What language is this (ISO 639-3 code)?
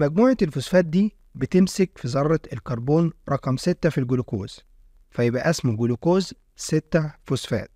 ara